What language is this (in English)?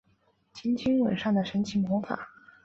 Chinese